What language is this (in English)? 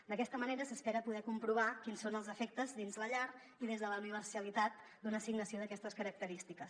Catalan